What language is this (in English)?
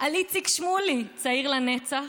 Hebrew